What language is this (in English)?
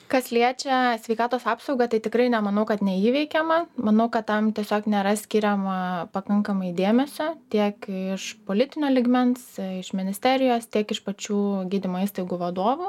Lithuanian